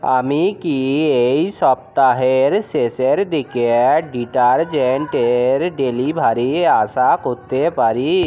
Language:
Bangla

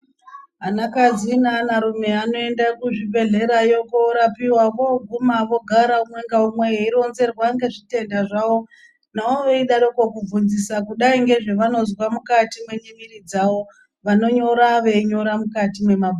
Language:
Ndau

